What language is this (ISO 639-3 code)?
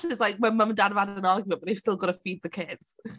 eng